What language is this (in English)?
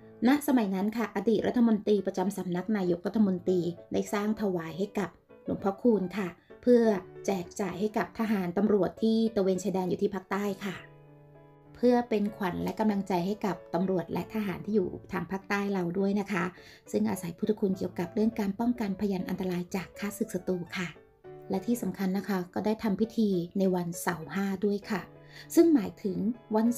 Thai